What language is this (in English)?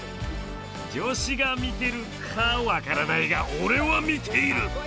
Japanese